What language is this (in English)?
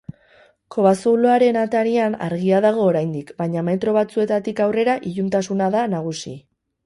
Basque